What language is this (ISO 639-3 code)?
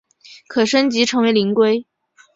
zho